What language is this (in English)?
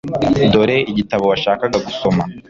Kinyarwanda